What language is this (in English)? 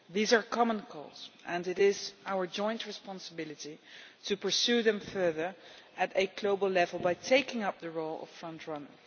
English